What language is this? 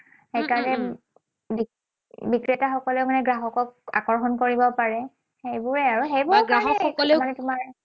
Assamese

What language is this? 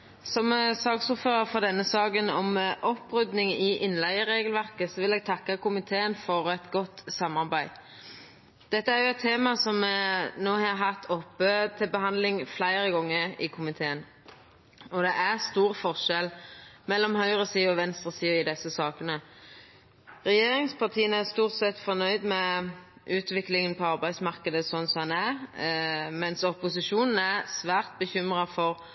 Norwegian Nynorsk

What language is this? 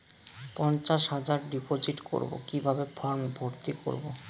Bangla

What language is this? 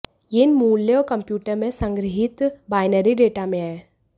Hindi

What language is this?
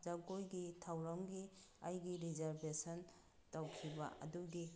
Manipuri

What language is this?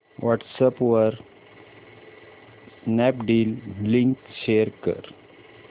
Marathi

